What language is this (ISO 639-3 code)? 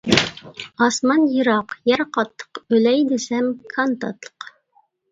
uig